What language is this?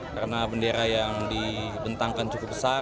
Indonesian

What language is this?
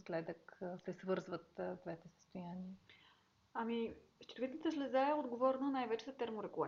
Bulgarian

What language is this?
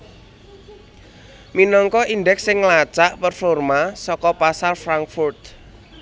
Javanese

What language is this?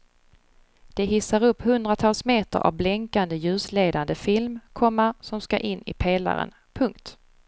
Swedish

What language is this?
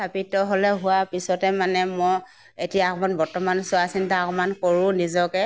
Assamese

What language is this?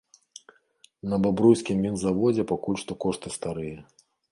Belarusian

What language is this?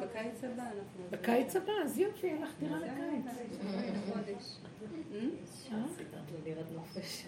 Hebrew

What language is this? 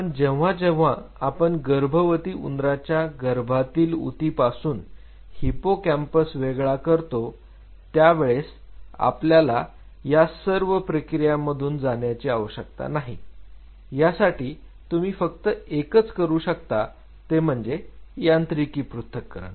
Marathi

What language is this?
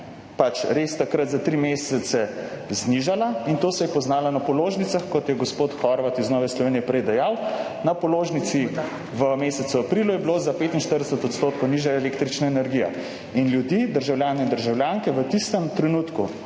Slovenian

